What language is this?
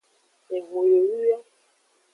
Aja (Benin)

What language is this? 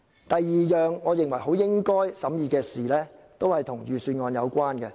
Cantonese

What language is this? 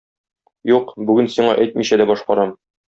Tatar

